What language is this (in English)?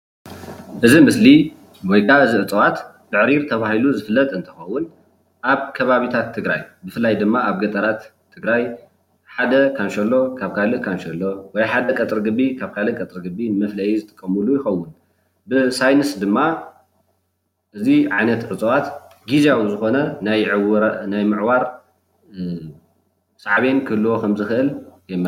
Tigrinya